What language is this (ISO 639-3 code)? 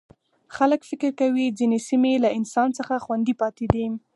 pus